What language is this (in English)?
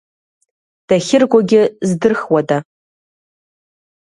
Abkhazian